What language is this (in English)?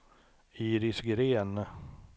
Swedish